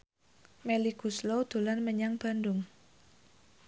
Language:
Javanese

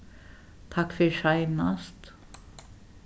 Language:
Faroese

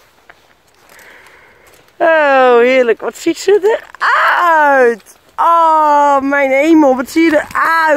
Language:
Dutch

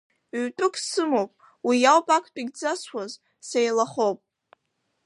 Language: Abkhazian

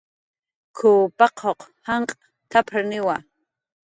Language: Jaqaru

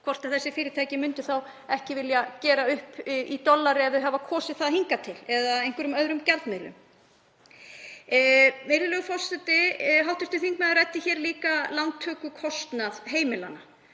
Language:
Icelandic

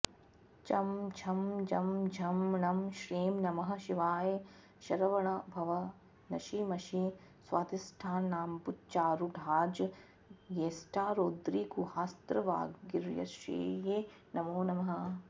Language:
Sanskrit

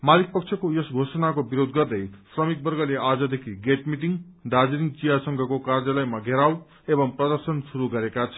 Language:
Nepali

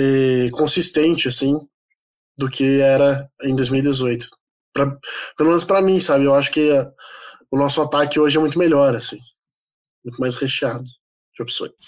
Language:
Portuguese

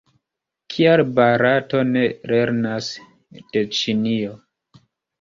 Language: Esperanto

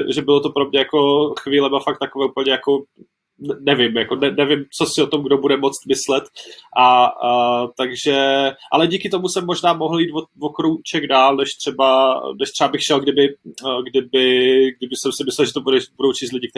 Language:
Czech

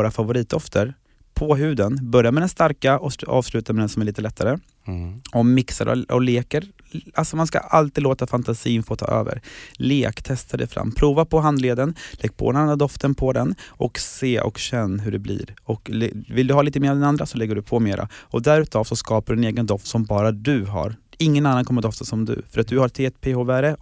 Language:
Swedish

